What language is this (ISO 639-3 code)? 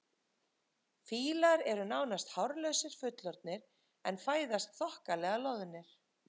isl